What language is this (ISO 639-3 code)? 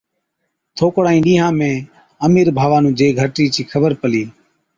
odk